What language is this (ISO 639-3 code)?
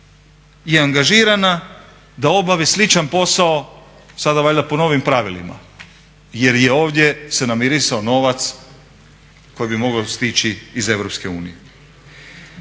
hrv